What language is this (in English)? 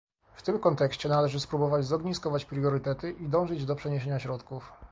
Polish